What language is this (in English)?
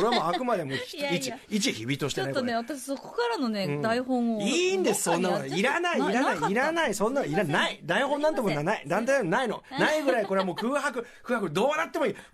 Japanese